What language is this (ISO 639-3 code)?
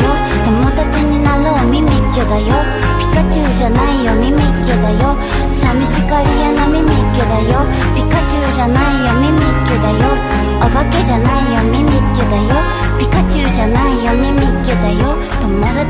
jpn